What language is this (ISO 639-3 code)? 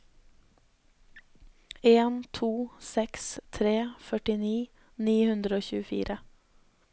nor